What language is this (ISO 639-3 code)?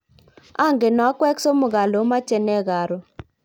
kln